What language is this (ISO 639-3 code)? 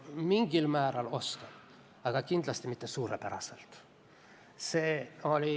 est